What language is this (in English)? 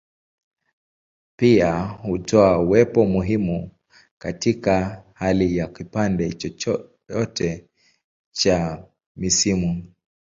Swahili